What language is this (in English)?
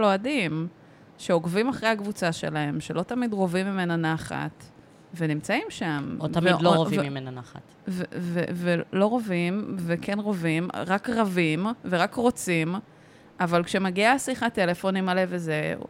Hebrew